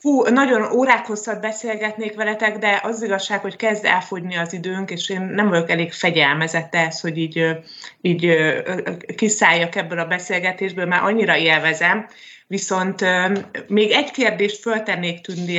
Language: Hungarian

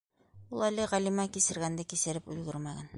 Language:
Bashkir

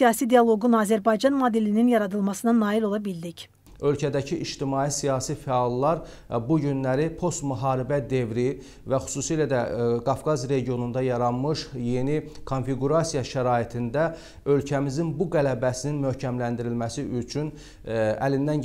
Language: Turkish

